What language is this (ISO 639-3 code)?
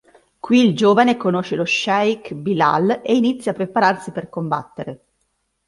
ita